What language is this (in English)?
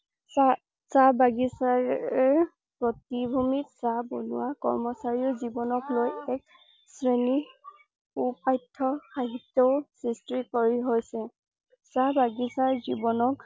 Assamese